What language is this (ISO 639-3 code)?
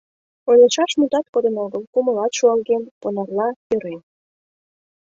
chm